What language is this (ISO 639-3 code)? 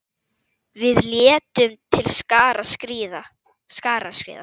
isl